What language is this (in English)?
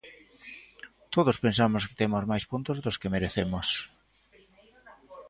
Galician